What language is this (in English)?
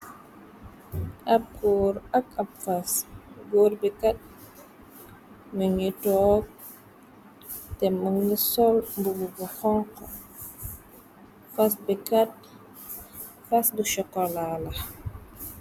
Wolof